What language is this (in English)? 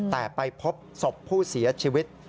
Thai